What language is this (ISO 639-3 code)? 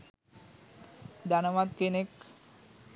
sin